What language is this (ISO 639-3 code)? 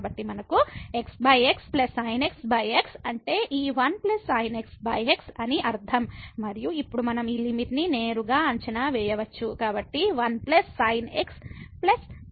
tel